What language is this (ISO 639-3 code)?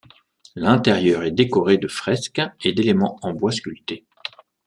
fra